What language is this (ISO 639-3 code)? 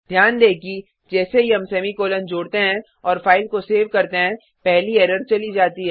hin